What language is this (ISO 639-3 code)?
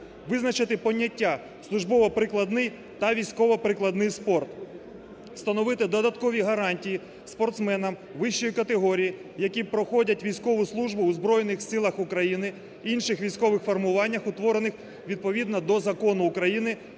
ukr